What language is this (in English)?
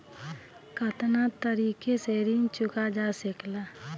Bhojpuri